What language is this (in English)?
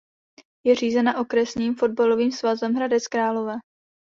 Czech